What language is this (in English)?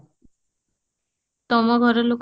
Odia